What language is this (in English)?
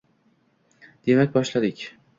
Uzbek